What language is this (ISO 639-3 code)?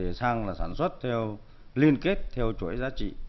vie